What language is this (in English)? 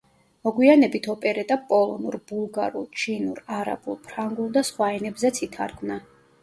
Georgian